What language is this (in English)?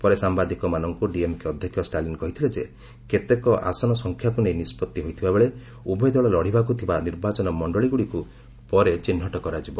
Odia